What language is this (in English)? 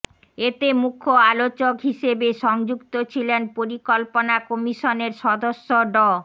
Bangla